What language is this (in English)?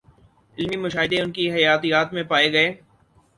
Urdu